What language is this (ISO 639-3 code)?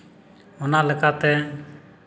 sat